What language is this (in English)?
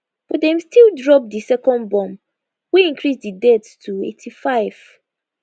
Nigerian Pidgin